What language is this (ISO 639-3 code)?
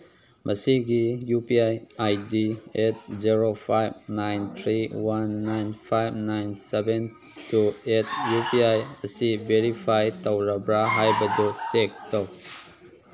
mni